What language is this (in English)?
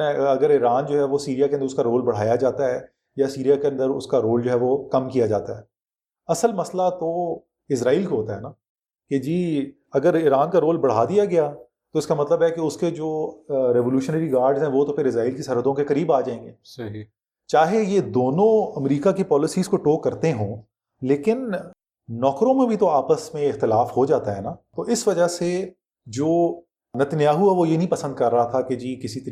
Urdu